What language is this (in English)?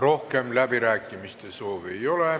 Estonian